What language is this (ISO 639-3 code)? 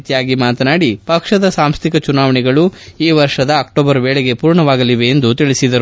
kan